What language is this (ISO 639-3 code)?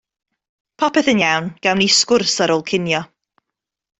cym